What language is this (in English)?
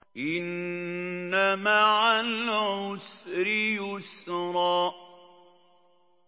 Arabic